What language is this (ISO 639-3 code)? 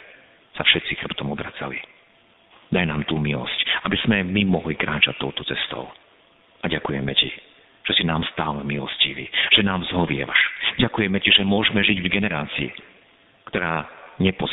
slk